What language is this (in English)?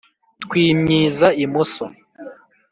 Kinyarwanda